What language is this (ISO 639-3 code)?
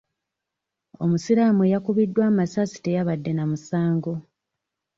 lug